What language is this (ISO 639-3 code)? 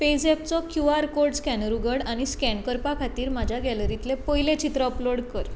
kok